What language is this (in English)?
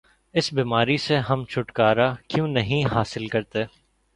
Urdu